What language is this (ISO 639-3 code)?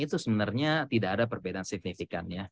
ind